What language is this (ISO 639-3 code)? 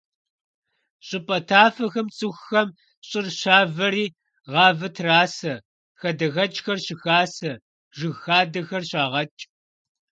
kbd